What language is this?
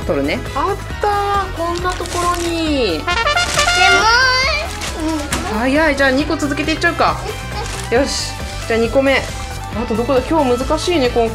Japanese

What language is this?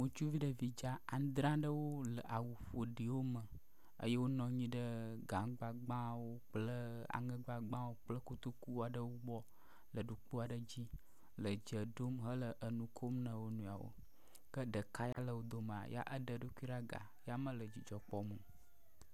Ewe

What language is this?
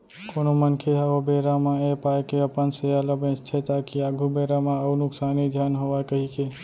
Chhattisgarhi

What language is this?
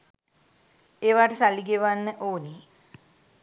Sinhala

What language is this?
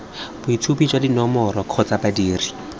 Tswana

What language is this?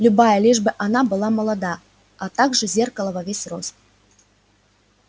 Russian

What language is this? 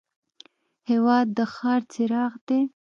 Pashto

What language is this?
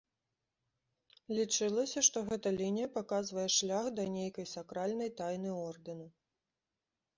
Belarusian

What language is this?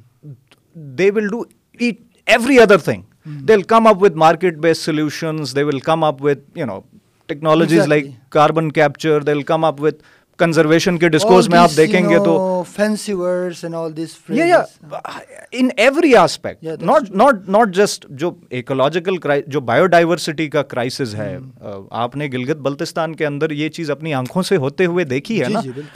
Urdu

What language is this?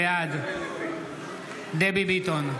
Hebrew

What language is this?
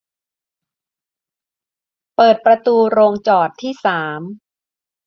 Thai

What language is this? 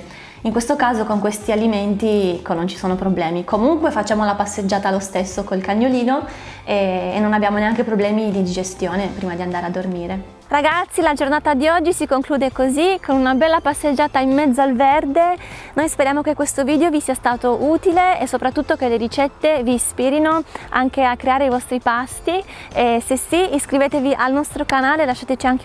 Italian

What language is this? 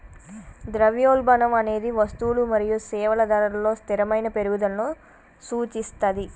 Telugu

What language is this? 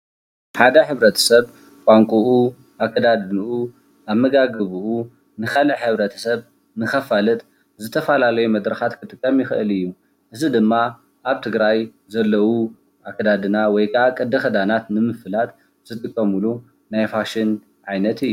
Tigrinya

